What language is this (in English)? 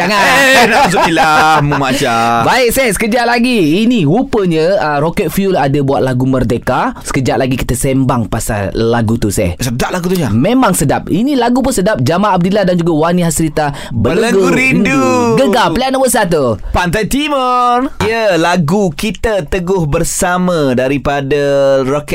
Malay